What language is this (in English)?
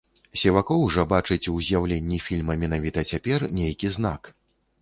Belarusian